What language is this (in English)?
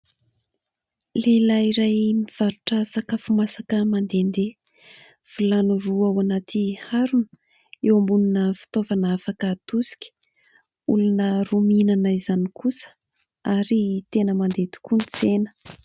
Malagasy